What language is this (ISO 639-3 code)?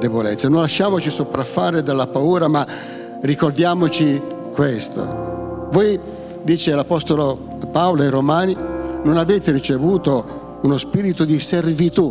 ita